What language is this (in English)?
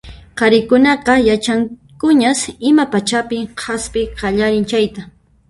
Puno Quechua